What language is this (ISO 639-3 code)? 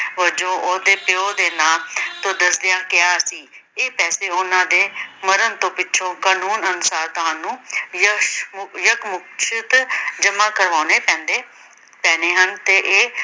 pan